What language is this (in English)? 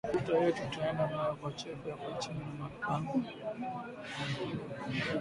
Swahili